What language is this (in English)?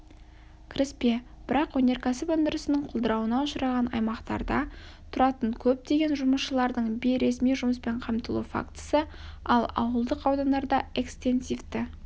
Kazakh